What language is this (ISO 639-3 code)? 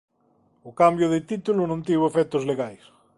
glg